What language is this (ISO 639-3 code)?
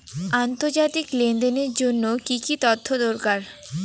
ben